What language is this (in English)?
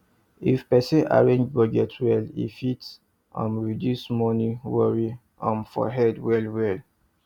Nigerian Pidgin